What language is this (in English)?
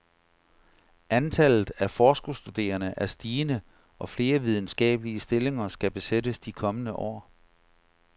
Danish